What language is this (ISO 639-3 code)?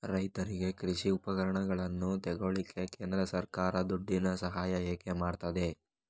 kan